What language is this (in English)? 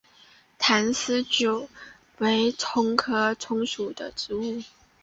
Chinese